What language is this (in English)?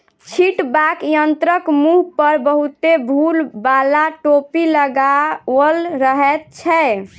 Maithili